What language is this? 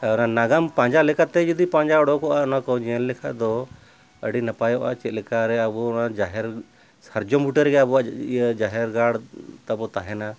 Santali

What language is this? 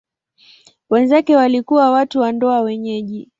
Swahili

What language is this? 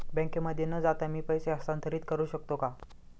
Marathi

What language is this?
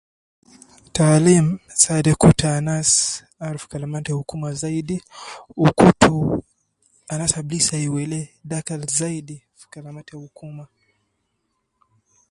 Nubi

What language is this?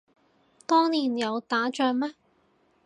Cantonese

